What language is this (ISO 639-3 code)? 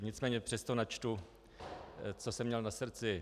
ces